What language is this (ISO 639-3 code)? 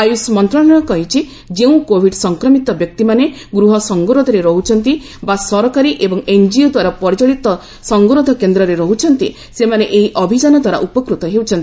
ori